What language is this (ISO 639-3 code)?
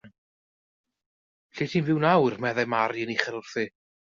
cym